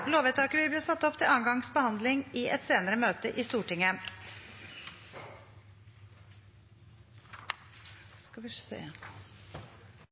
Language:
Norwegian Bokmål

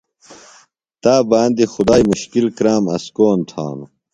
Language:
Phalura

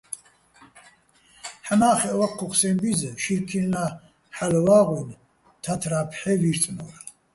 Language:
Bats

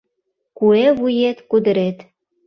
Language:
Mari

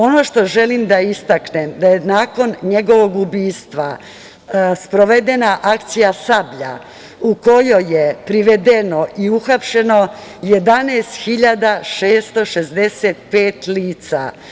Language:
Serbian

